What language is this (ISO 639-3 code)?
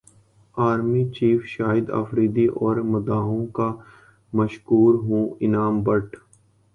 urd